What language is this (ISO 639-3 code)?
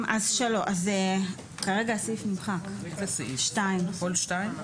heb